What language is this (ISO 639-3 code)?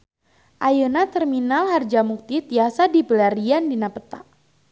sun